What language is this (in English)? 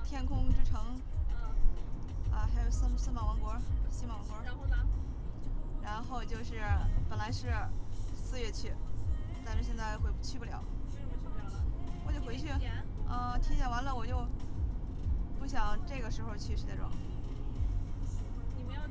Chinese